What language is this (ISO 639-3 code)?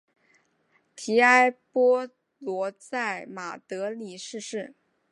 zho